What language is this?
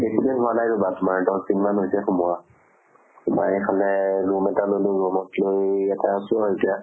Assamese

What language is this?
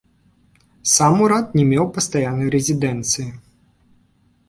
Belarusian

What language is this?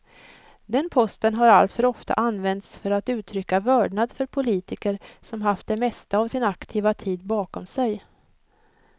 Swedish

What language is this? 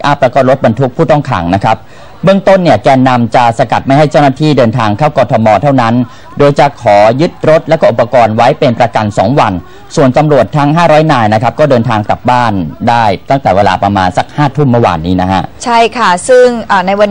Thai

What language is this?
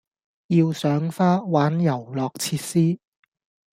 Cantonese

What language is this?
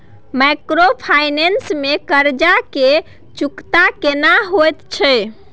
Maithili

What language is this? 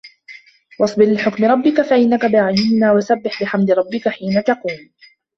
Arabic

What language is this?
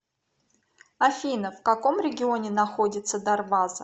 Russian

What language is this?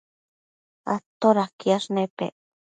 Matsés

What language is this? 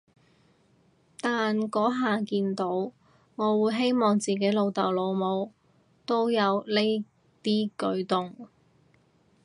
Cantonese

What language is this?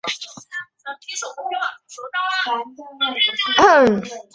Chinese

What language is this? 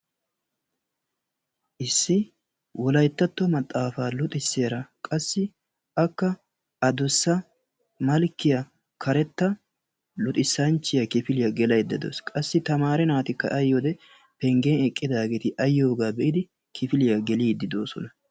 Wolaytta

